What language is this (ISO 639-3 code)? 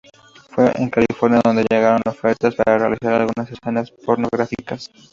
spa